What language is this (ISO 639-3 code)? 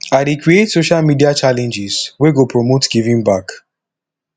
pcm